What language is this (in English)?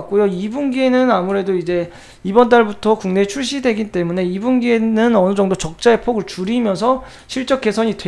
Korean